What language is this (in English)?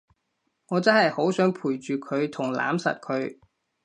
Cantonese